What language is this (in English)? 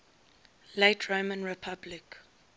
English